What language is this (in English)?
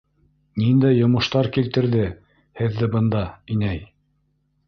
Bashkir